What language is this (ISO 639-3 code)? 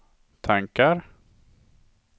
swe